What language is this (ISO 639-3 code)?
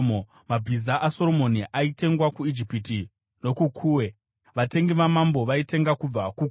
sna